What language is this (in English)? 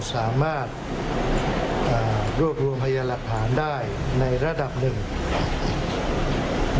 Thai